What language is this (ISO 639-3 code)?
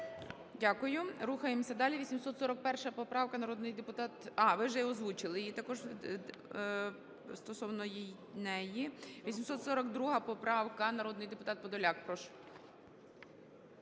ukr